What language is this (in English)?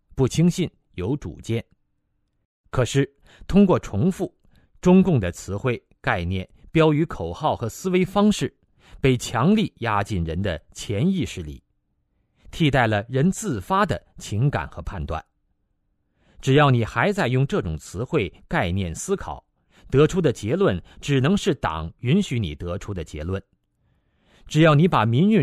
Chinese